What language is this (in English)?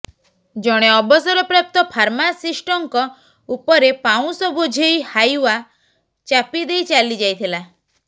Odia